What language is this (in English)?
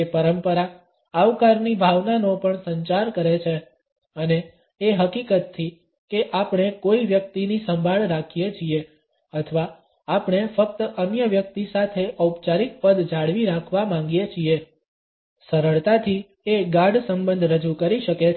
Gujarati